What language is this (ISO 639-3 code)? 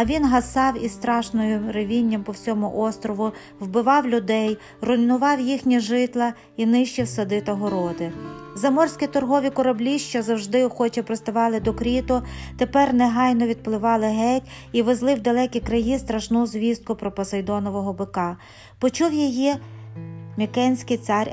ukr